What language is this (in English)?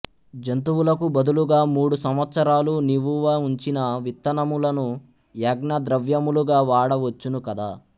Telugu